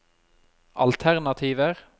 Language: Norwegian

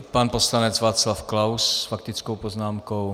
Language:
Czech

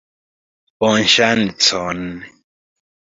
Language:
Esperanto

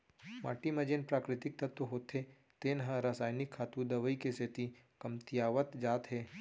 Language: Chhattisgarhi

